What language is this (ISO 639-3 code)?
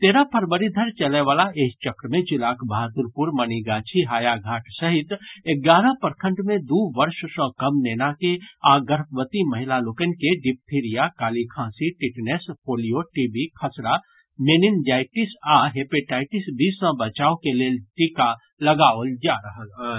mai